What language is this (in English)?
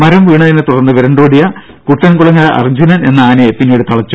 Malayalam